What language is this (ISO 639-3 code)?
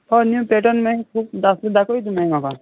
kok